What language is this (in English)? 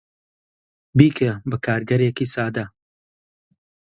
Central Kurdish